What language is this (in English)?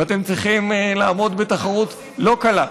Hebrew